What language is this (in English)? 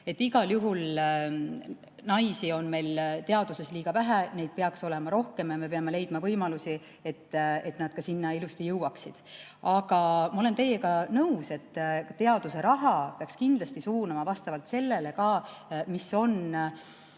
Estonian